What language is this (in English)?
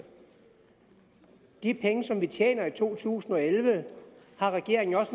Danish